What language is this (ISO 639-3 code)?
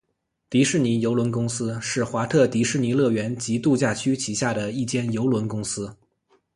zho